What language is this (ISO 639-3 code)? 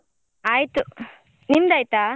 kan